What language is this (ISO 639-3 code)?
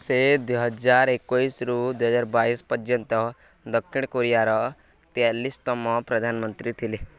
ori